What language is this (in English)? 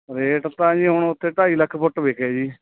Punjabi